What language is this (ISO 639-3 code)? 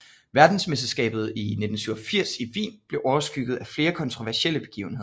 dan